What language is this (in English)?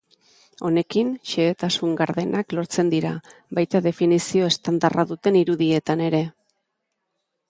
Basque